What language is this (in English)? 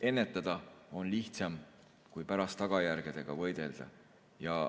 Estonian